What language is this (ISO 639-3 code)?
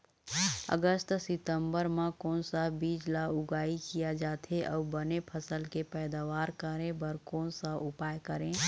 hne